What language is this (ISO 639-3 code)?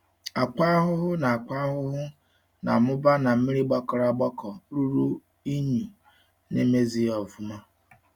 ibo